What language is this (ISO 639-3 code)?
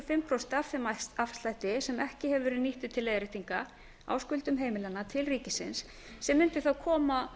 isl